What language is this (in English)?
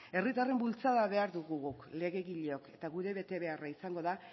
Basque